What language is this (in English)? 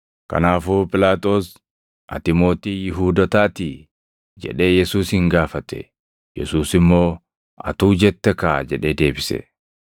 Oromo